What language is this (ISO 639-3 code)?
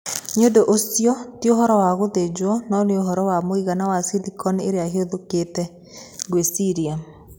kik